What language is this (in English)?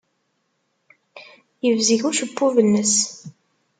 Kabyle